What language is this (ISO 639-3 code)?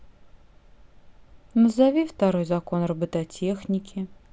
rus